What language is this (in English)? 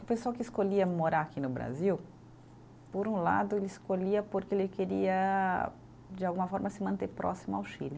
Portuguese